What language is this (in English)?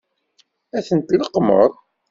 Kabyle